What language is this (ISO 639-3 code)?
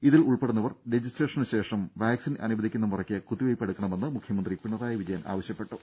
mal